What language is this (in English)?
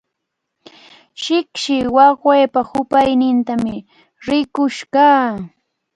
Cajatambo North Lima Quechua